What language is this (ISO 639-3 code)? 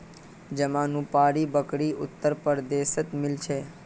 mag